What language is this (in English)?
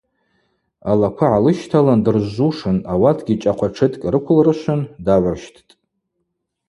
Abaza